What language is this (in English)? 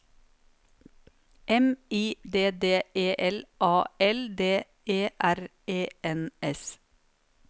Norwegian